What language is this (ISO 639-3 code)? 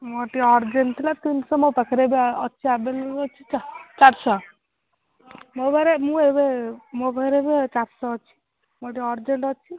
ori